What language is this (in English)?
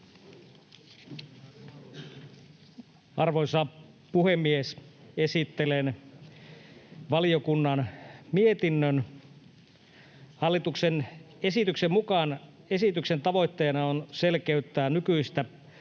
Finnish